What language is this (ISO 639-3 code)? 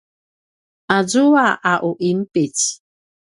pwn